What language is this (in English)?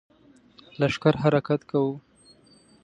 Pashto